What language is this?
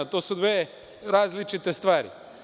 Serbian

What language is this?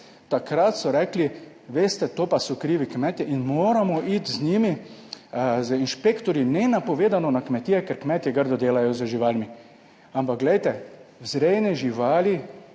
Slovenian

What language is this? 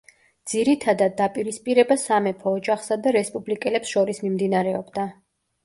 Georgian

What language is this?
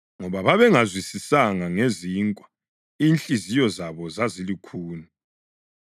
North Ndebele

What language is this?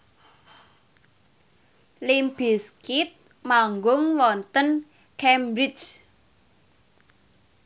Javanese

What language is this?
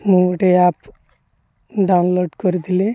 Odia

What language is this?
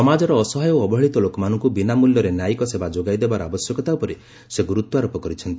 Odia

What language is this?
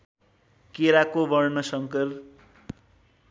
Nepali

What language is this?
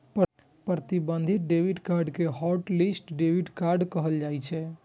Maithili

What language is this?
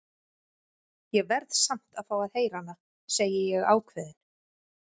Icelandic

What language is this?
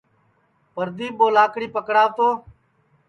Sansi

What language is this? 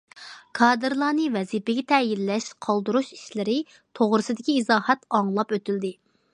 Uyghur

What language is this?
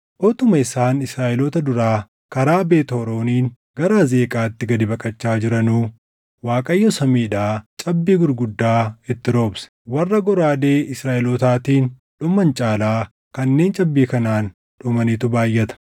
Oromo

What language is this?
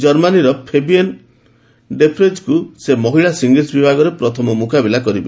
Odia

